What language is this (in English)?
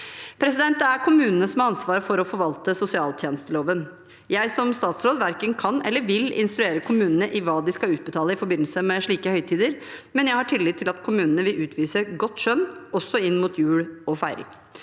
Norwegian